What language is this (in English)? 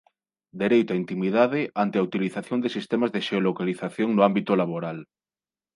Galician